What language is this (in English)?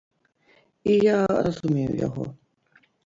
Belarusian